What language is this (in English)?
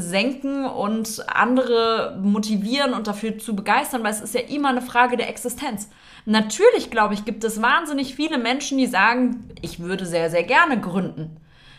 German